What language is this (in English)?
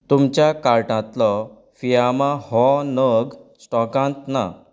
Konkani